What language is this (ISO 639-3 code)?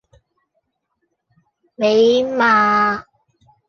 yue